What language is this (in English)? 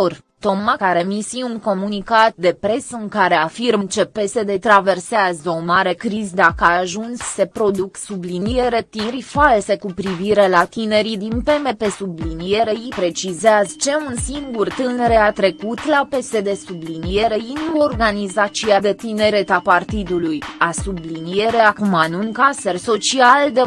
Romanian